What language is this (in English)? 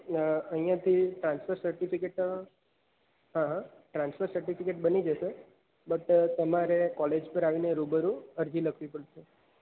Gujarati